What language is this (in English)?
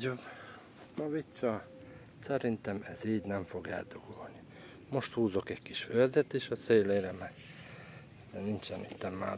Hungarian